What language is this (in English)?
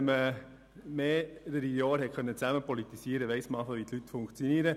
Swiss German